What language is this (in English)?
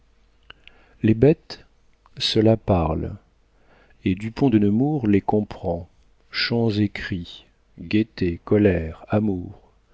French